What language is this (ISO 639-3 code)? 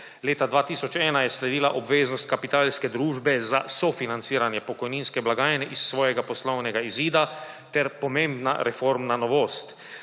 slv